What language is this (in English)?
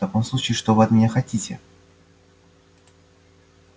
Russian